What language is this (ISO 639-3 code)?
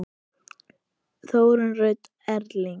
isl